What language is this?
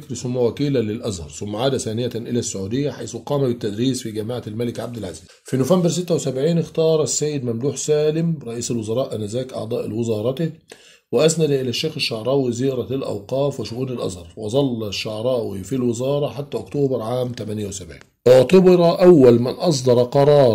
Arabic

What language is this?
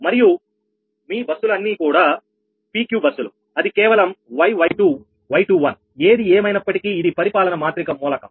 Telugu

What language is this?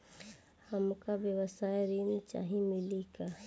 Bhojpuri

